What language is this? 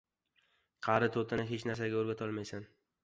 Uzbek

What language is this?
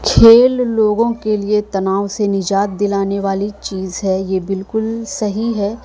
Urdu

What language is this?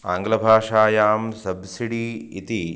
Sanskrit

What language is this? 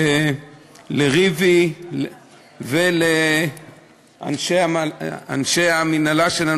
Hebrew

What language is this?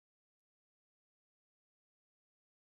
Swahili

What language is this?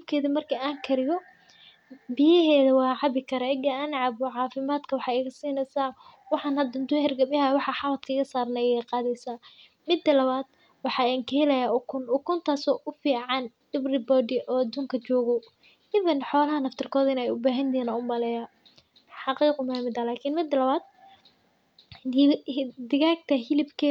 Somali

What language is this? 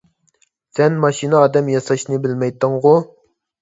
Uyghur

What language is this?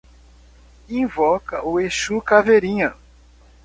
Portuguese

